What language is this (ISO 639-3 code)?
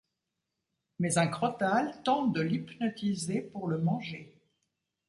fra